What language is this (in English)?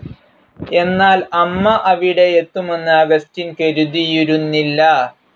Malayalam